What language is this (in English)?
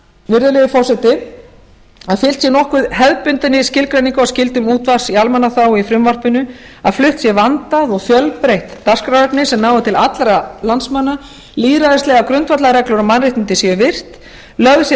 Icelandic